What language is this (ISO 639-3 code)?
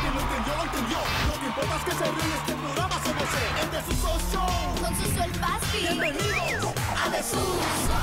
spa